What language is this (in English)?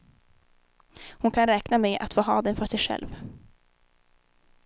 Swedish